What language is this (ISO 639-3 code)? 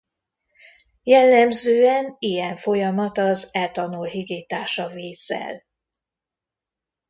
hun